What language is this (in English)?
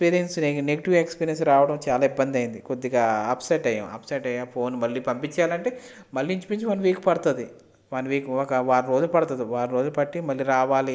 Telugu